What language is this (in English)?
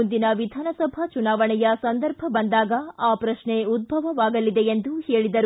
Kannada